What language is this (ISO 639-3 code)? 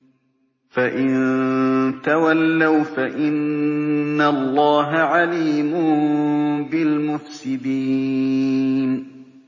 ara